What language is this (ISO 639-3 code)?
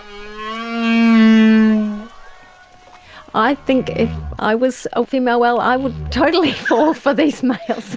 eng